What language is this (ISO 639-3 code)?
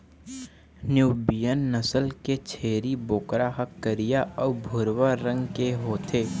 hne